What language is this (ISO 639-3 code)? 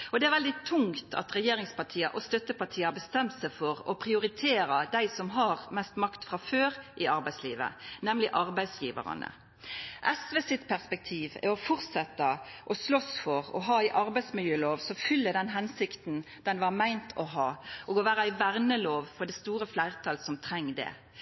nno